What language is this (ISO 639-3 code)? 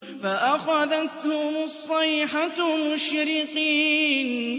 ara